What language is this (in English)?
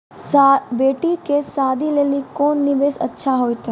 Maithili